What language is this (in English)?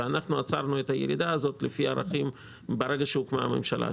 Hebrew